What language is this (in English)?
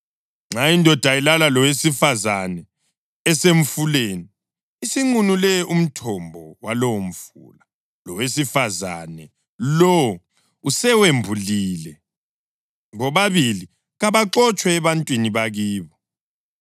North Ndebele